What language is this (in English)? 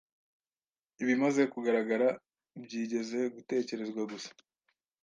Kinyarwanda